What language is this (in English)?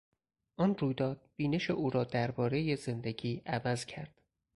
Persian